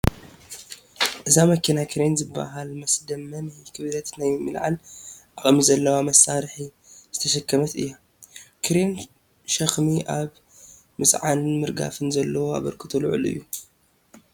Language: Tigrinya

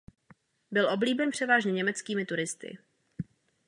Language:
Czech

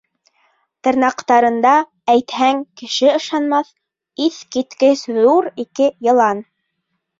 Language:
Bashkir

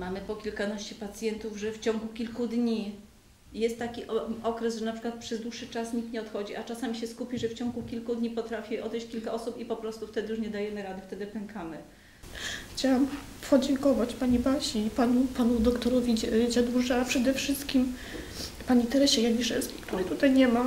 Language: Polish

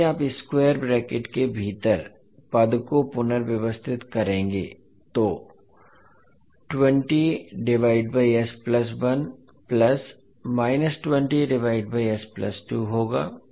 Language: Hindi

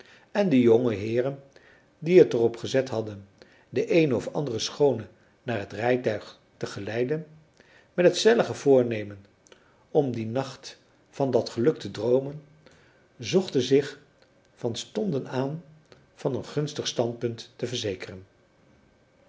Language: Dutch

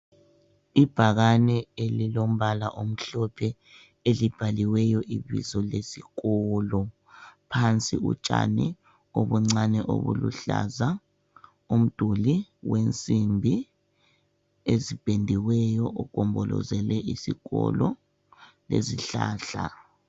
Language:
North Ndebele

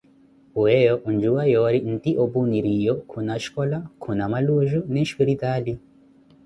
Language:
Koti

